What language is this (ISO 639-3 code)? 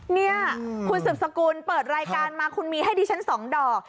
tha